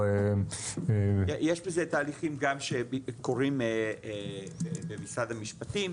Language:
Hebrew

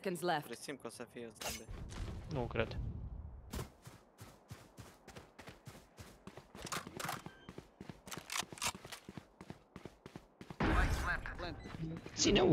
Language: Romanian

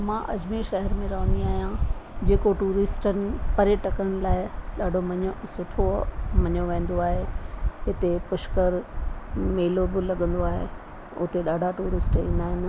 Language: Sindhi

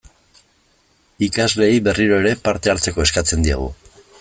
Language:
Basque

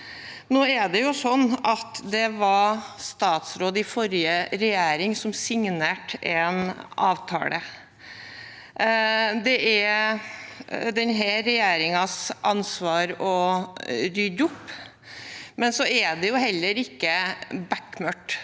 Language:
Norwegian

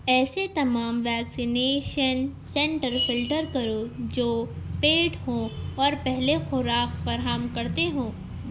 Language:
Urdu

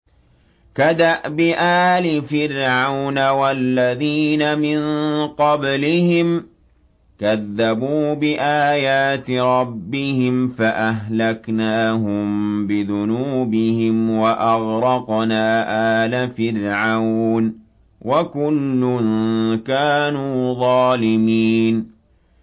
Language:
Arabic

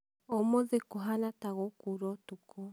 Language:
Kikuyu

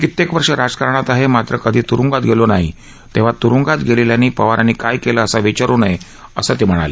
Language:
Marathi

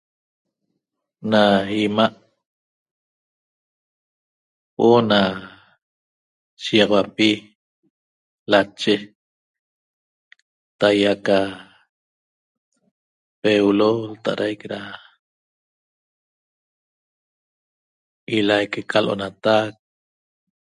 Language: Toba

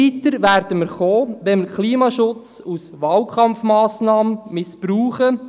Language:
Swiss German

